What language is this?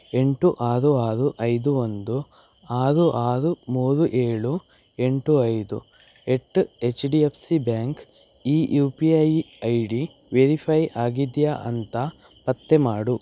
Kannada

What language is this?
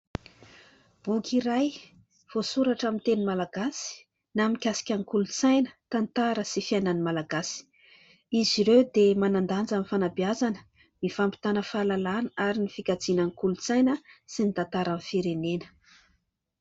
Malagasy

